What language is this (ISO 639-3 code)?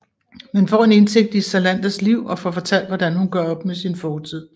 dan